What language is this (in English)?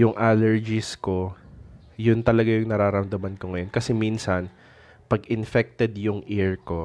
Filipino